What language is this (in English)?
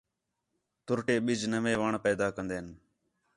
Khetrani